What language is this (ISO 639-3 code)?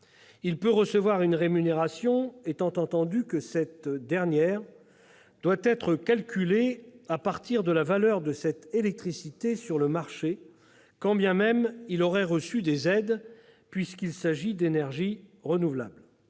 fra